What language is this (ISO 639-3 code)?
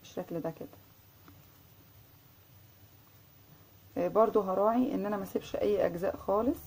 ara